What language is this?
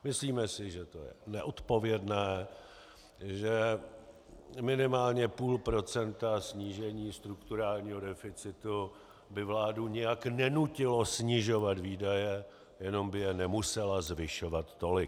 Czech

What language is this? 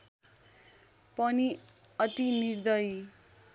Nepali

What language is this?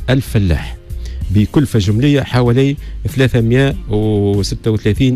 Arabic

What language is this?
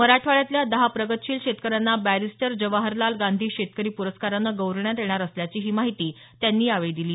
Marathi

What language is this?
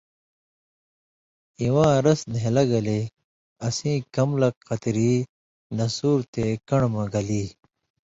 Indus Kohistani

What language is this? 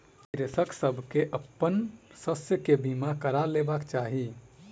Maithili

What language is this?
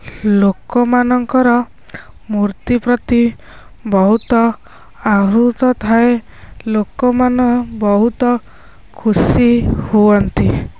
Odia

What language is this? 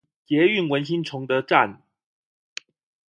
Chinese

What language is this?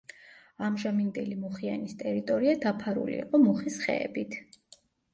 Georgian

